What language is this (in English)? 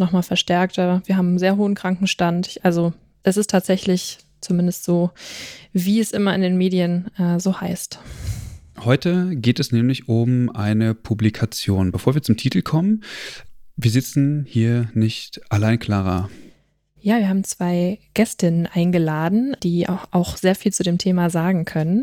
German